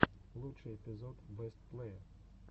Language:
Russian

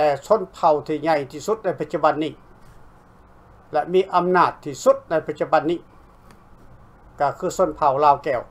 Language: Thai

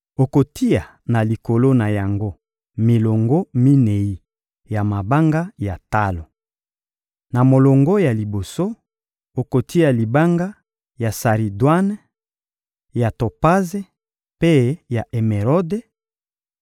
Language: Lingala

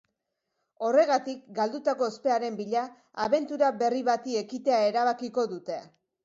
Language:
Basque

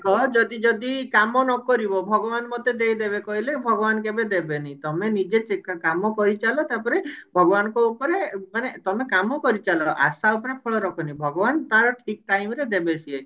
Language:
Odia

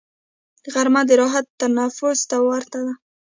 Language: Pashto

